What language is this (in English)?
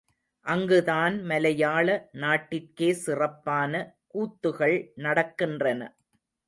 Tamil